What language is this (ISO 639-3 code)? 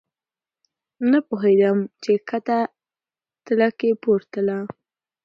pus